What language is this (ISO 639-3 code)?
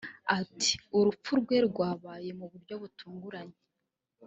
kin